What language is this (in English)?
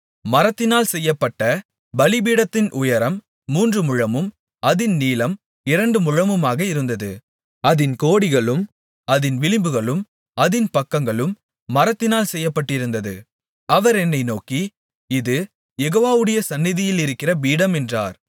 Tamil